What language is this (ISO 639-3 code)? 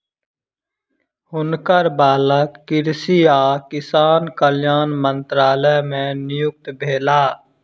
mai